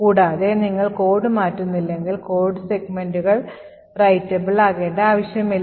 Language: Malayalam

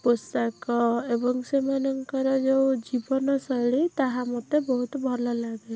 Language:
Odia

